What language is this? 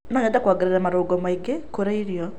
Kikuyu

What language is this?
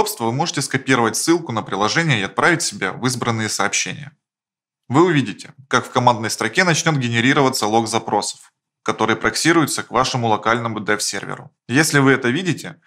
Russian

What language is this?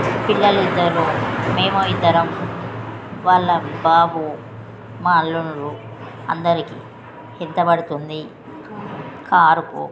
Telugu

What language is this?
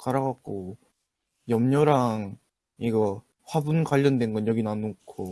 Korean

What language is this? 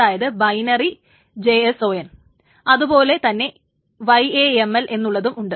Malayalam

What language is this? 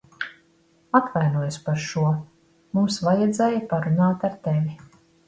Latvian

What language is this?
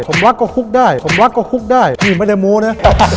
Thai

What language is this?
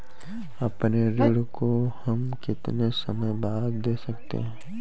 Hindi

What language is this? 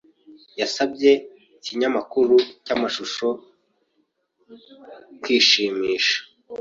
Kinyarwanda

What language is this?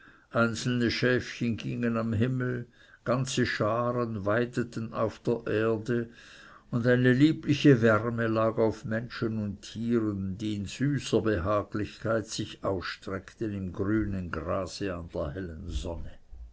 German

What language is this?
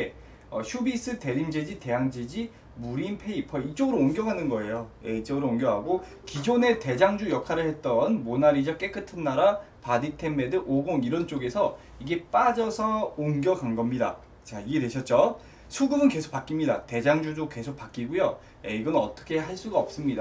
Korean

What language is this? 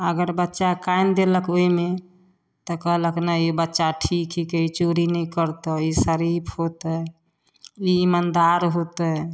Maithili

